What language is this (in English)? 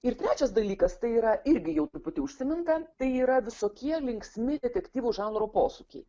Lithuanian